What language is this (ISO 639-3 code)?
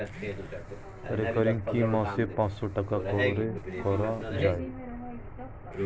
ben